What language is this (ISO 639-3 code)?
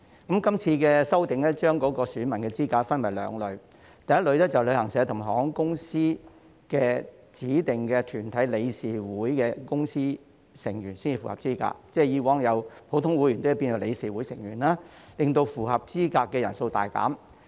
yue